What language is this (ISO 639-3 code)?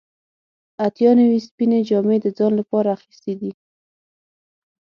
pus